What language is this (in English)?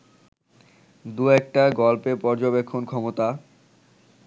Bangla